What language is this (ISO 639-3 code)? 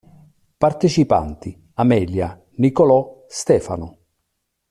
ita